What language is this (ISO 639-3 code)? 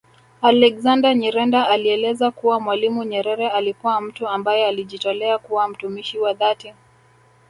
swa